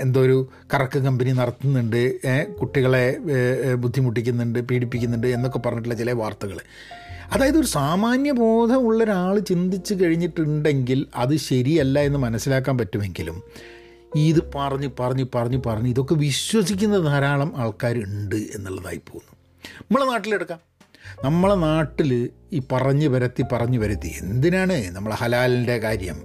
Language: Malayalam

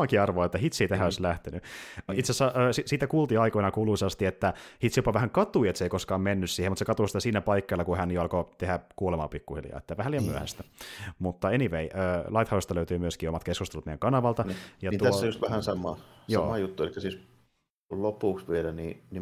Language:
Finnish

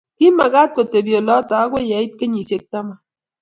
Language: Kalenjin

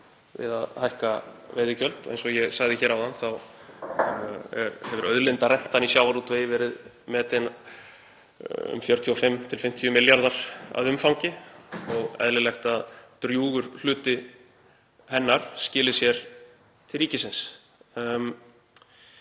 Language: Icelandic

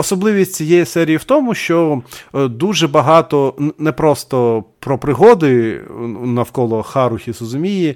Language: Ukrainian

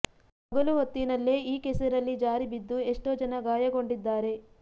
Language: Kannada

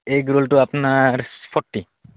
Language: Assamese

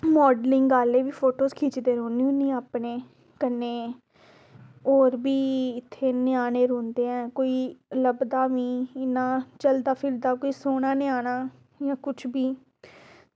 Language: Dogri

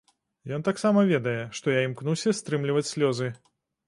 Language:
Belarusian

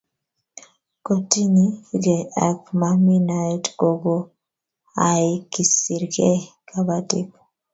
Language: Kalenjin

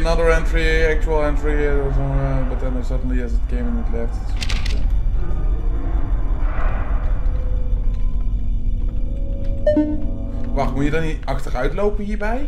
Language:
Dutch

